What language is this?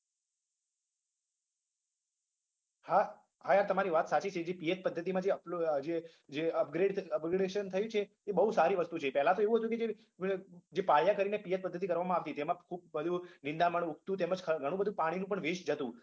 Gujarati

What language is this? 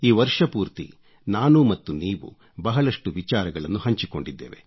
Kannada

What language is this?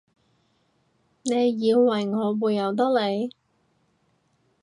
Cantonese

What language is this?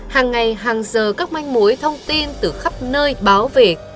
Vietnamese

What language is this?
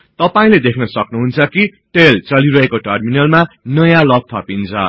Nepali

